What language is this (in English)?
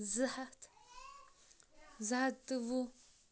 Kashmiri